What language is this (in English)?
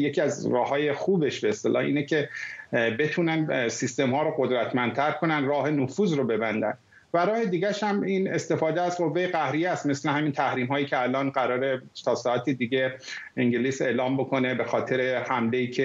Persian